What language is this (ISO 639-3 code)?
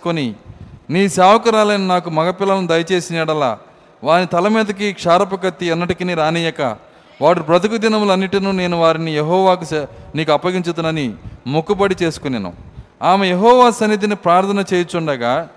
tel